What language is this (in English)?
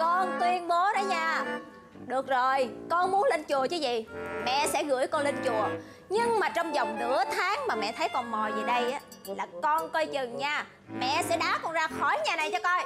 Vietnamese